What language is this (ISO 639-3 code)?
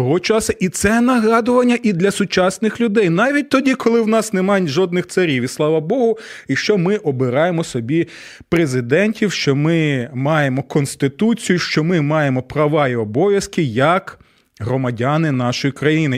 ukr